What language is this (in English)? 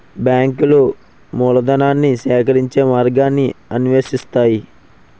Telugu